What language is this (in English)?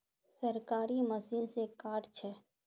Magahi